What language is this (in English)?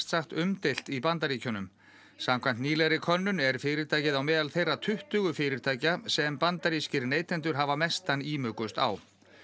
Icelandic